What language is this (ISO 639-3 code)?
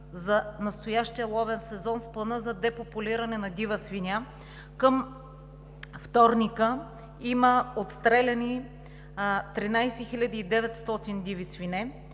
bul